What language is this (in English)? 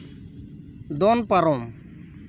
Santali